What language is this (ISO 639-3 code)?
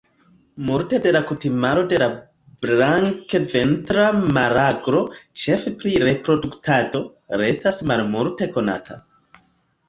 epo